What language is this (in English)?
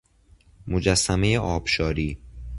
Persian